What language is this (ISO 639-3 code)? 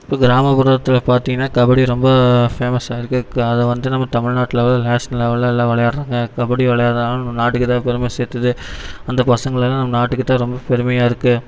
tam